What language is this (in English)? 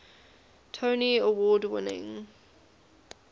English